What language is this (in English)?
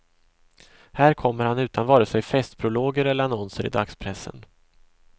Swedish